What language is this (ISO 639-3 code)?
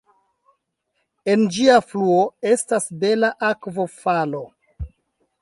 epo